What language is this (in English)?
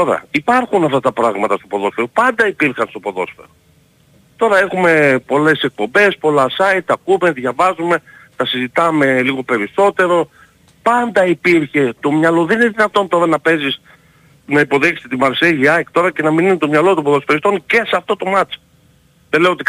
Greek